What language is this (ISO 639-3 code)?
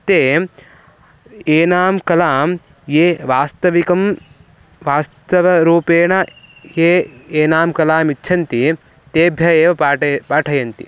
san